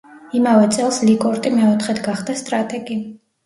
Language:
Georgian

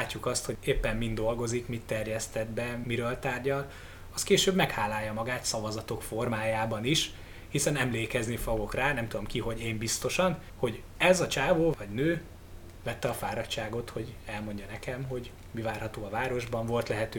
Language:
Hungarian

